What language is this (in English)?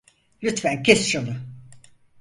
Turkish